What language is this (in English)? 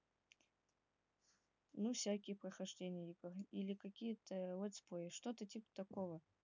Russian